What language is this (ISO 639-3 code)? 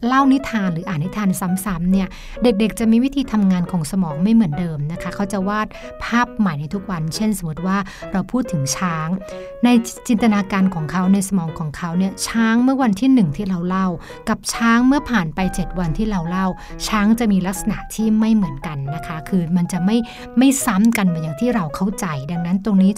tha